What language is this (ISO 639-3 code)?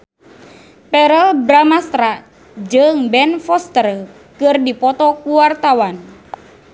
sun